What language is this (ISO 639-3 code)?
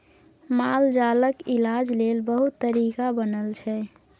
mai